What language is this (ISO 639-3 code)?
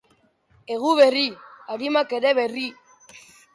eus